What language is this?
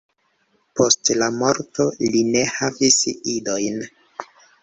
Esperanto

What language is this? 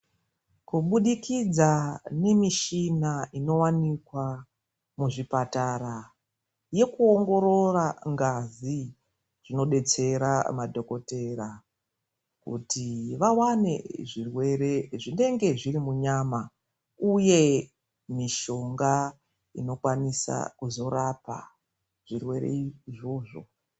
Ndau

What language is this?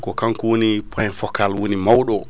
Fula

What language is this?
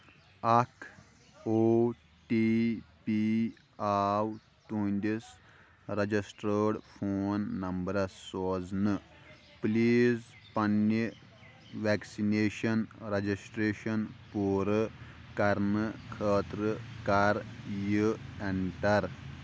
Kashmiri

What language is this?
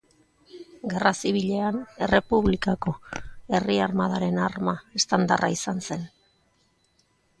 Basque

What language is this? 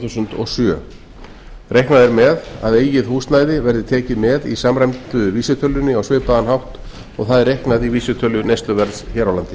Icelandic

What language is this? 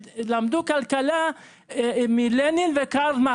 Hebrew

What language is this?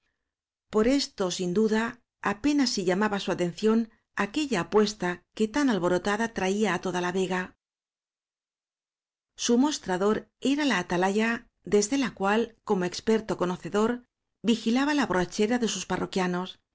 Spanish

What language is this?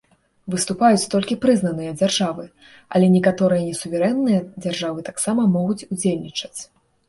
Belarusian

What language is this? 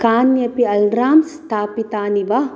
Sanskrit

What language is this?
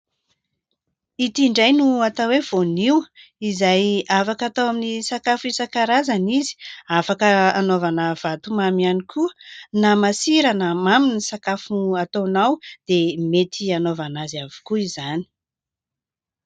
Malagasy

